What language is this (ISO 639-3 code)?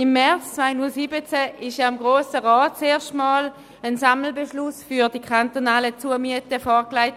gsw